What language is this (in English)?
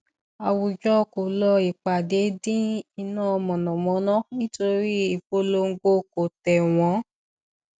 Yoruba